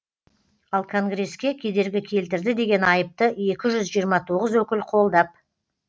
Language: Kazakh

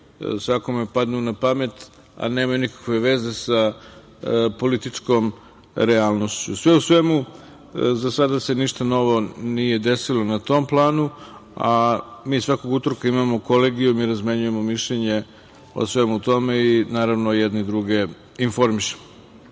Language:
Serbian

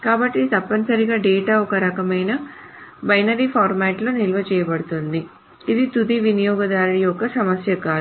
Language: Telugu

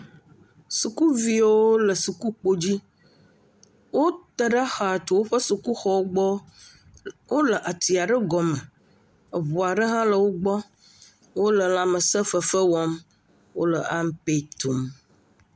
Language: Ewe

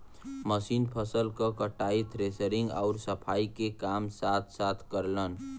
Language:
Bhojpuri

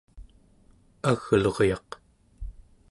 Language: Central Yupik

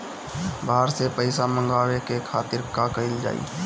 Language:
Bhojpuri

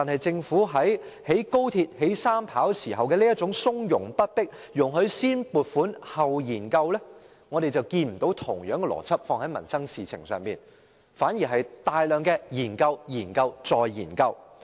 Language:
Cantonese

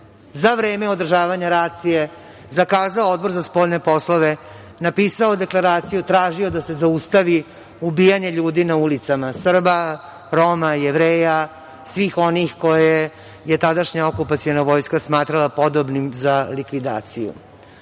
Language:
Serbian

